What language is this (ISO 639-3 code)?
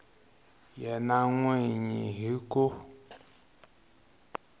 tso